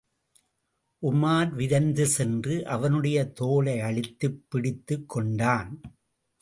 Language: Tamil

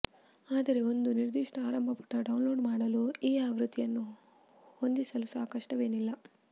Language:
Kannada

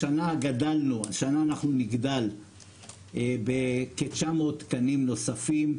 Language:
Hebrew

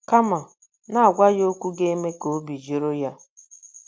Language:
Igbo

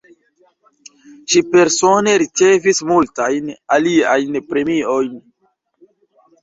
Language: Esperanto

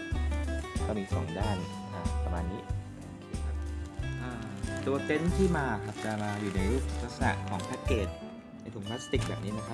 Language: Thai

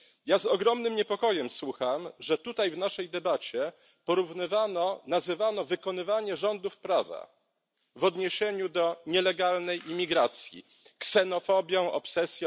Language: Polish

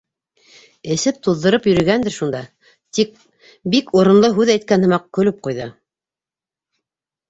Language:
Bashkir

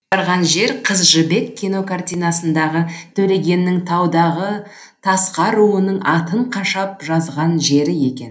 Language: Kazakh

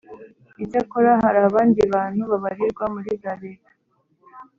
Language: Kinyarwanda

